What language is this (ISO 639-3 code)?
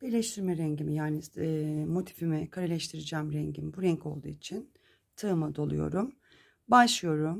tur